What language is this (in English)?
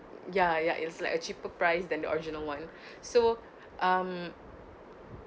English